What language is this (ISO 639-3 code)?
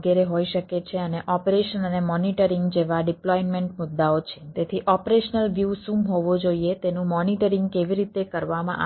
guj